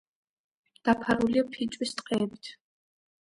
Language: Georgian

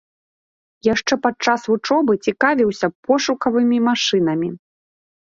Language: Belarusian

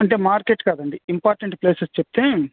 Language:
Telugu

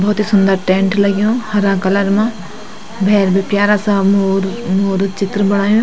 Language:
Garhwali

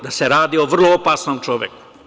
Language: Serbian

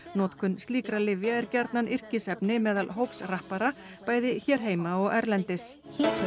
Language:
Icelandic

